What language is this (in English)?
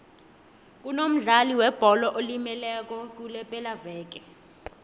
South Ndebele